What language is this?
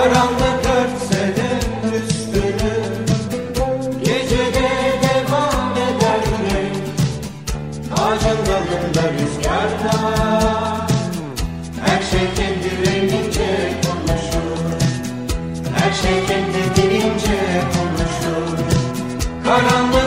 Turkish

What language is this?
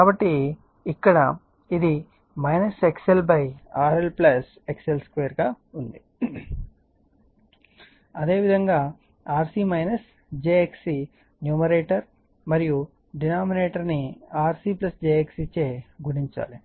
Telugu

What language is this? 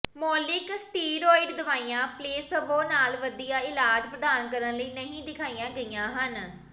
Punjabi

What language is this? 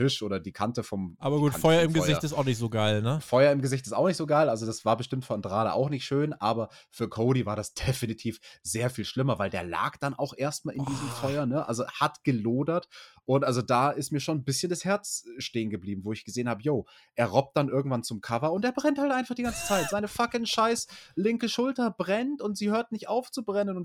German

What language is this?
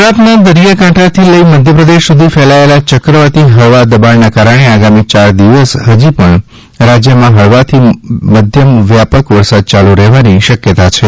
Gujarati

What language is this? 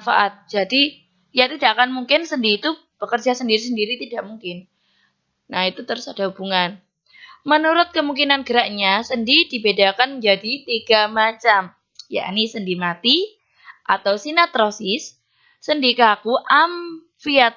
Indonesian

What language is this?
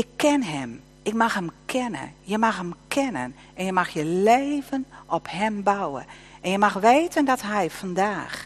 Dutch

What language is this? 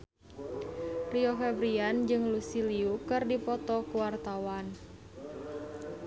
Sundanese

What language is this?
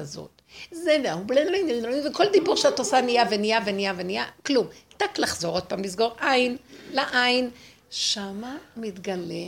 Hebrew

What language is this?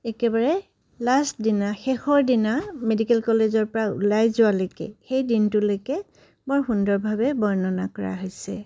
Assamese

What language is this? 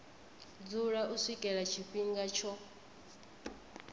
Venda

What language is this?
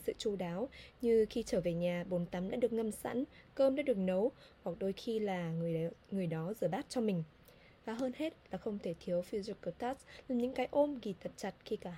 Vietnamese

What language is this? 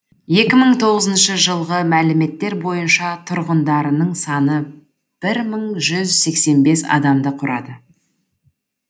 Kazakh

